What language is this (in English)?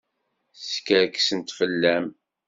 Kabyle